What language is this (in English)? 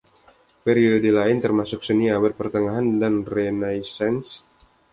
Indonesian